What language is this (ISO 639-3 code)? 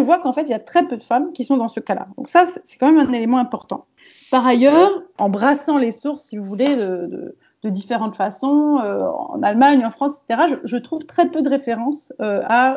fra